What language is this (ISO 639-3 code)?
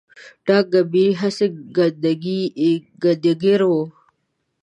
pus